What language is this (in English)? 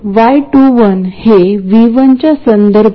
Marathi